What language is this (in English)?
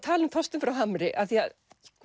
Icelandic